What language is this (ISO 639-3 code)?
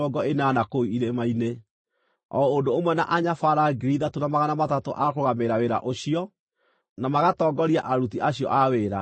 kik